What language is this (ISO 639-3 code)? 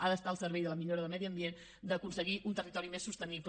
cat